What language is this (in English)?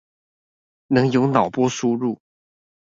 Chinese